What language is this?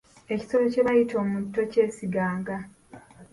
Ganda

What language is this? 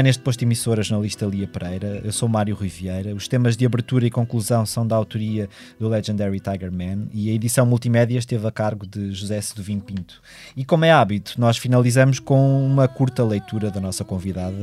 Portuguese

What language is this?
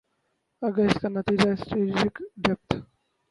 Urdu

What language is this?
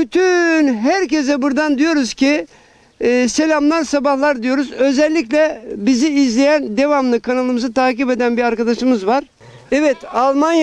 Turkish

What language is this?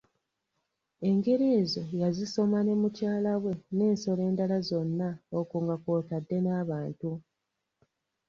Ganda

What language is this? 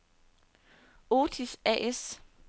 Danish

